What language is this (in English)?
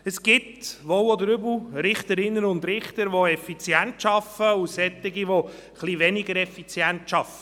Swiss German